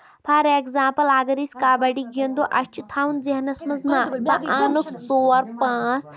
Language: Kashmiri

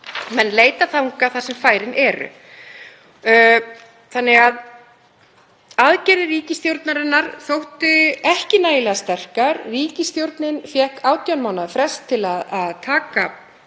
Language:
Icelandic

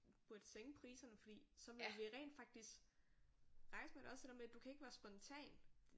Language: Danish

